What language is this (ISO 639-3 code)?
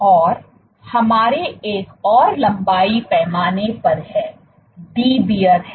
hin